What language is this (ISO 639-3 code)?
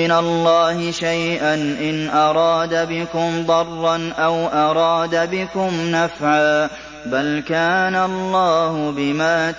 ara